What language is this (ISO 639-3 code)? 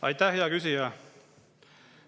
est